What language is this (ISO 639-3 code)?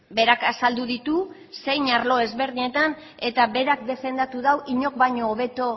eus